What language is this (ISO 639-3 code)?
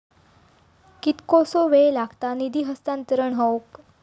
mar